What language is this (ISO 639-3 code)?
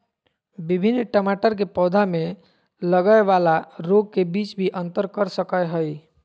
mag